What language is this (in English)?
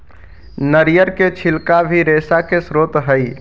Magahi